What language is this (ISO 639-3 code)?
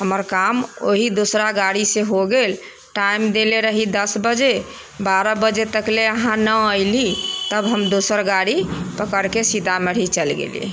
mai